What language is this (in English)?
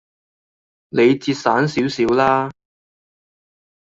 Cantonese